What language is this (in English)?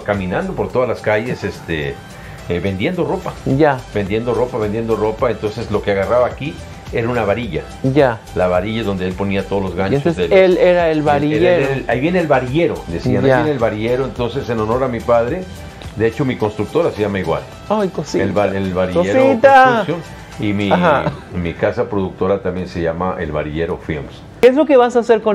Spanish